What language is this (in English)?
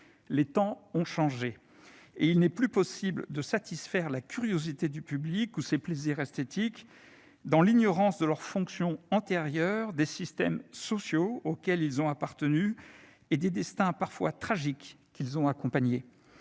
French